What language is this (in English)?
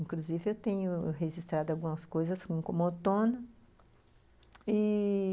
Portuguese